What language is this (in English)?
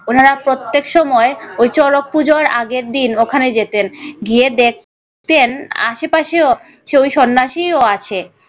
Bangla